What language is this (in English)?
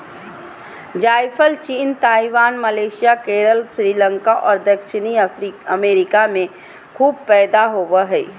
Magahi